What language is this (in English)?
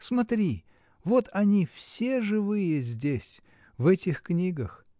Russian